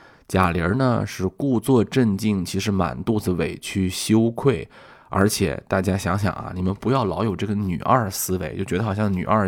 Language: Chinese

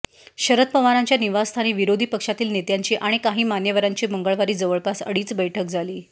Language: Marathi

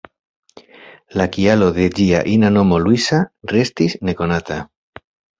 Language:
Esperanto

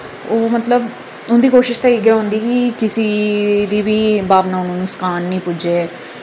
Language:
Dogri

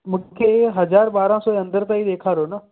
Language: Sindhi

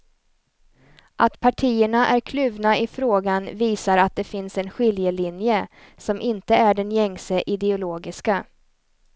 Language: Swedish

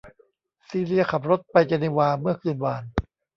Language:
Thai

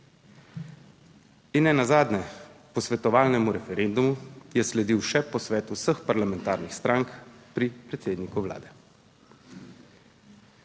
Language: Slovenian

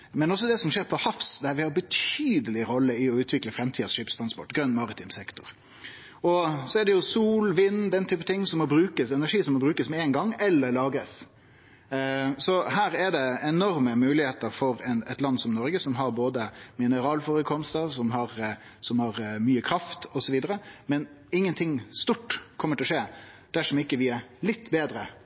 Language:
Norwegian Nynorsk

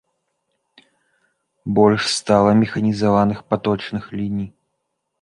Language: Belarusian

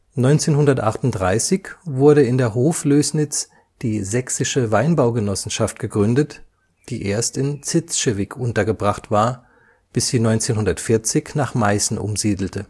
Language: German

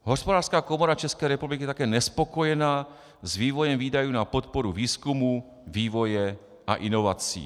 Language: Czech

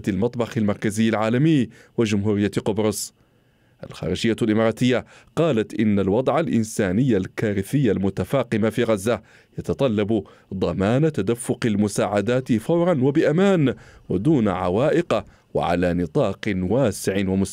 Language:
Arabic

